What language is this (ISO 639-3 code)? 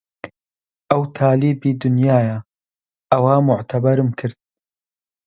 ckb